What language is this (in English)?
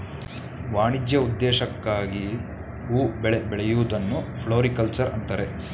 Kannada